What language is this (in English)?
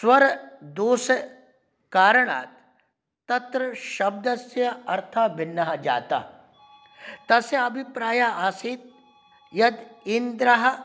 Sanskrit